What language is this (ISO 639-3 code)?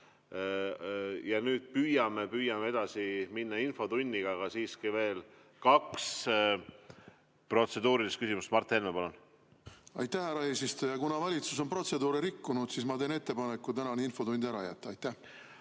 est